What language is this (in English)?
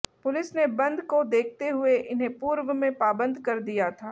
Hindi